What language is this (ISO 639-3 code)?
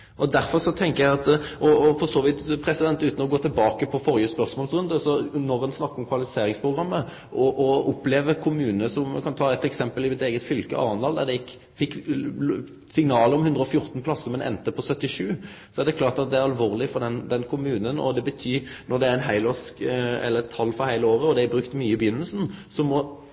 nno